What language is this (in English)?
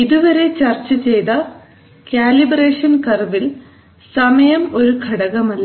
Malayalam